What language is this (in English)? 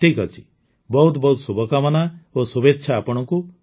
Odia